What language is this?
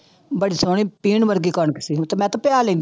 Punjabi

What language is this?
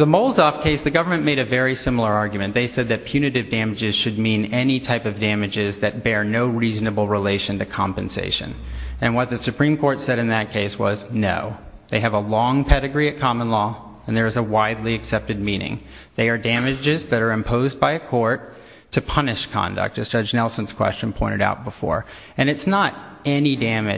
English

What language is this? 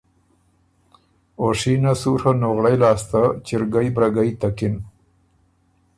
Ormuri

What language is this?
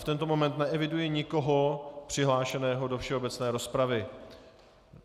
Czech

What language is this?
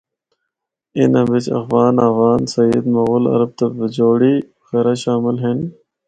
Northern Hindko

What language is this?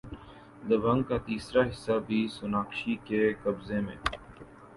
Urdu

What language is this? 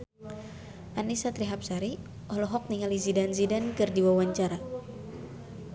Sundanese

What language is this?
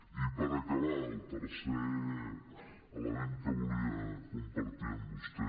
Catalan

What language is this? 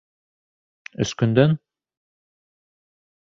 Bashkir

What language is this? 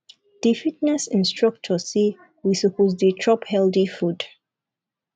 Nigerian Pidgin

